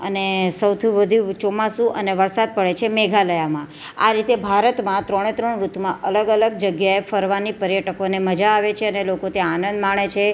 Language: Gujarati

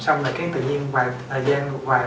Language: Vietnamese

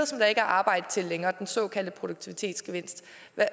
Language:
Danish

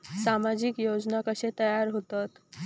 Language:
Marathi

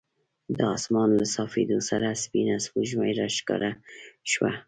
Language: Pashto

